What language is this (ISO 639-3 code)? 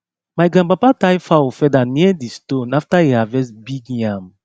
pcm